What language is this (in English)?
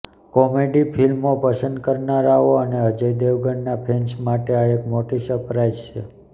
Gujarati